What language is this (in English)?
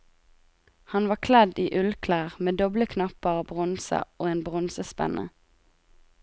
Norwegian